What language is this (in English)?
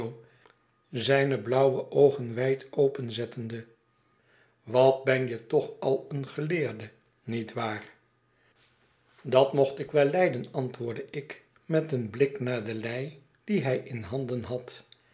Dutch